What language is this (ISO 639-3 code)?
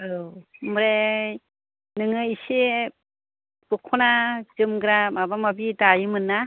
brx